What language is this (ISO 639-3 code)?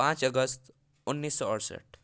hin